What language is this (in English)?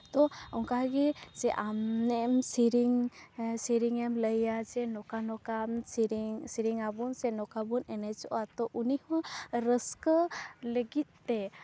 Santali